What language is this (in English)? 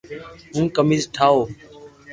Loarki